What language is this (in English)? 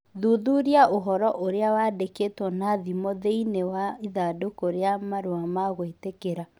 Kikuyu